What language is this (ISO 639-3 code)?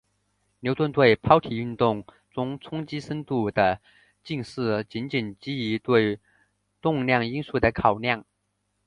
zho